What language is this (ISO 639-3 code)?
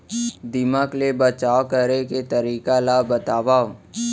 hne